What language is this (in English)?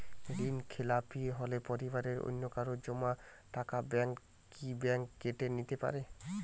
Bangla